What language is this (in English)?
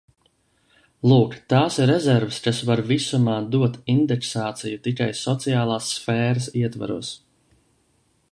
Latvian